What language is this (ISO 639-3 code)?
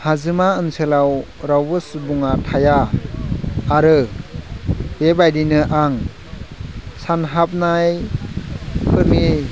brx